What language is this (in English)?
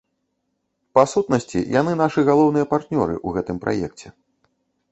Belarusian